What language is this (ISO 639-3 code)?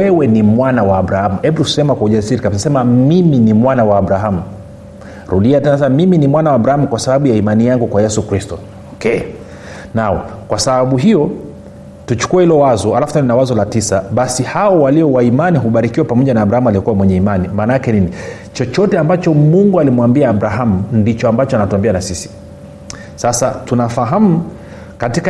swa